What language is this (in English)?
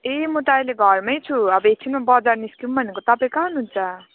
Nepali